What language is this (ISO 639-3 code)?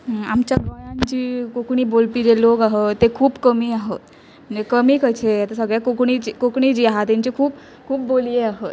kok